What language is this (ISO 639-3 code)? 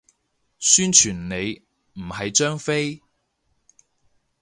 yue